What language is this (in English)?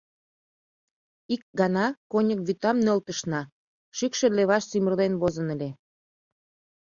Mari